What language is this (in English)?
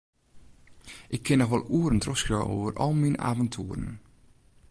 Western Frisian